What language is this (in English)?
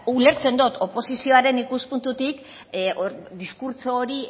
Basque